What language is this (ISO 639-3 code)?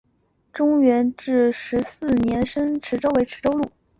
zho